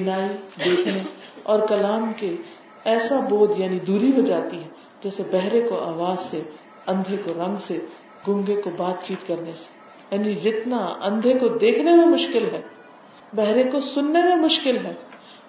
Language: Urdu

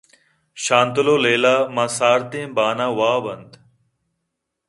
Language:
Eastern Balochi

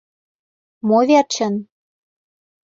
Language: Mari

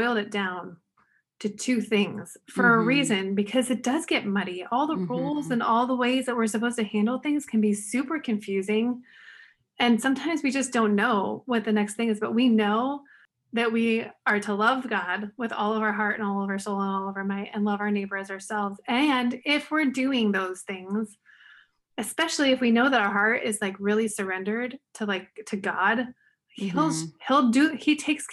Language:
English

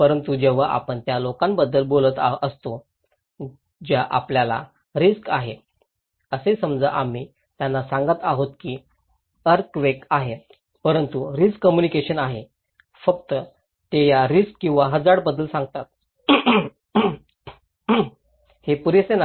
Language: Marathi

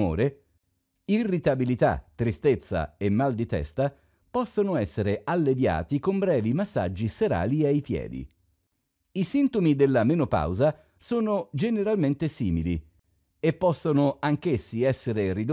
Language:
Italian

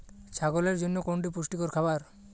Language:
Bangla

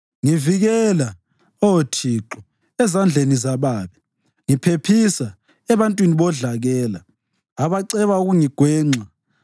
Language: North Ndebele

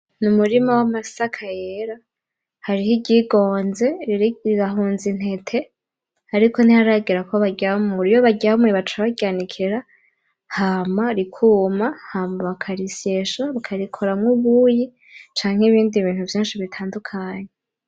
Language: Rundi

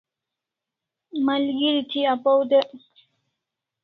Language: Kalasha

